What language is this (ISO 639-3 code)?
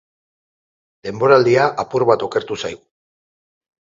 eus